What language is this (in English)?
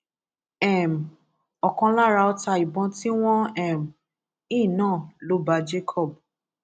Yoruba